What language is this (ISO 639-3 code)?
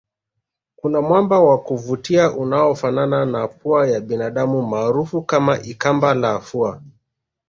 swa